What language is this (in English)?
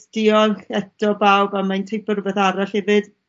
Welsh